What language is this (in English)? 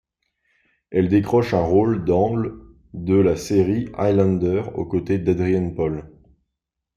French